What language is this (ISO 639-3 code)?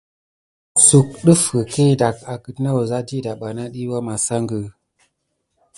gid